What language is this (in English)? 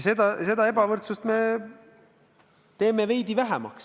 Estonian